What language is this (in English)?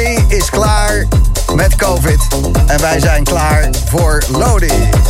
Dutch